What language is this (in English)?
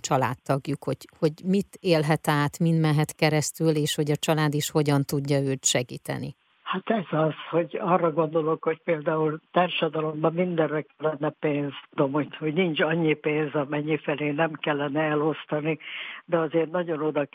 Hungarian